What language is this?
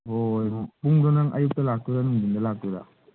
Manipuri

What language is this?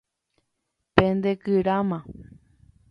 Guarani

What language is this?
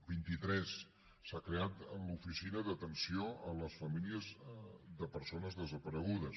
Catalan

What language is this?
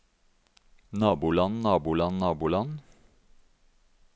Norwegian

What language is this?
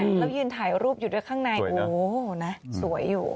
Thai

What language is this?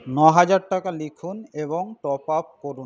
Bangla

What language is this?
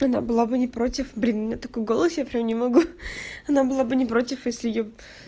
Russian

